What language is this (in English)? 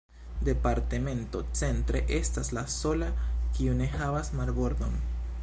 Esperanto